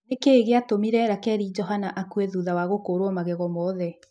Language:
Kikuyu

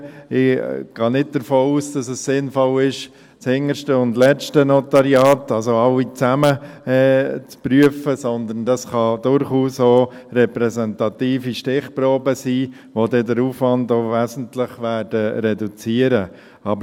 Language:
Swiss German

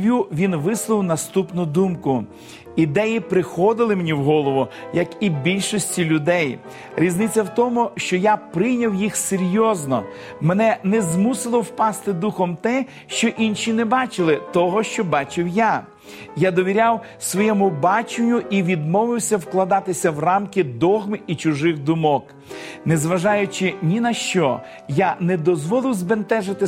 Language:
Ukrainian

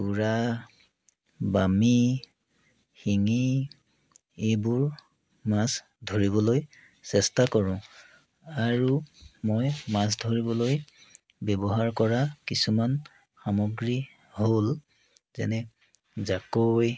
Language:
Assamese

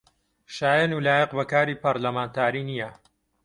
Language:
Central Kurdish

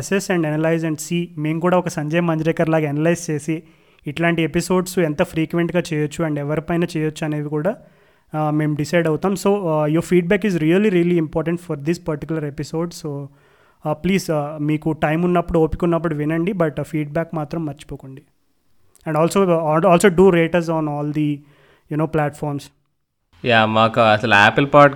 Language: Telugu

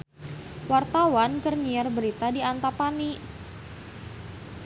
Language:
Sundanese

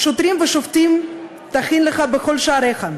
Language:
Hebrew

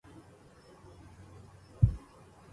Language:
Arabic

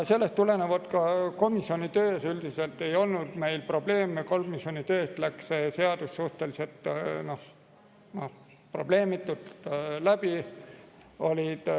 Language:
Estonian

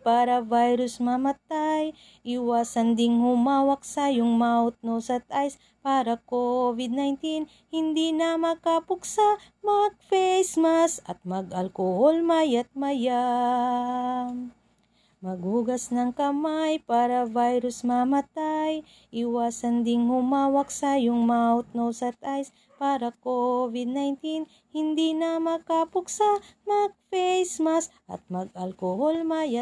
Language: Filipino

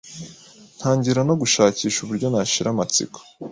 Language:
Kinyarwanda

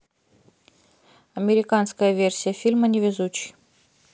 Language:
Russian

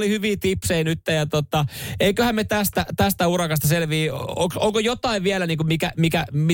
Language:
Finnish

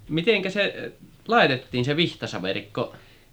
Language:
Finnish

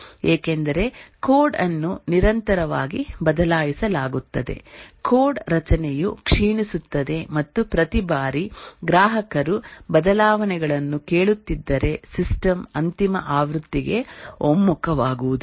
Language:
Kannada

